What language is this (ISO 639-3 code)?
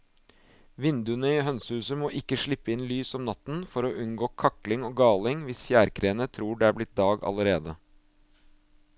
nor